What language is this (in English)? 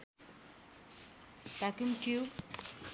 Nepali